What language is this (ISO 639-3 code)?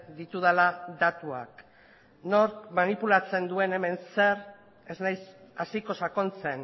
eus